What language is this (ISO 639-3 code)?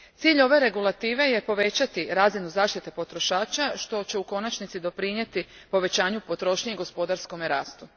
hrv